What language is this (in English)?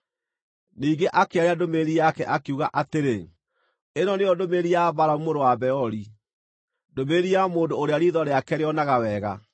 Kikuyu